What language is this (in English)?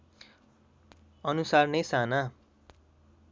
Nepali